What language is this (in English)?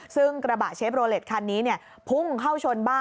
Thai